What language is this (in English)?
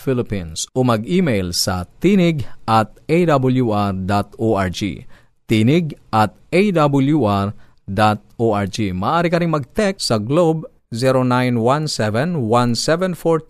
Filipino